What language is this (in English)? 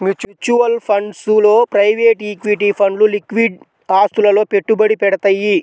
Telugu